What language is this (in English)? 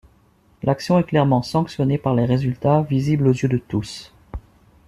French